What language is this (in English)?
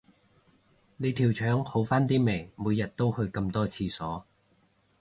Cantonese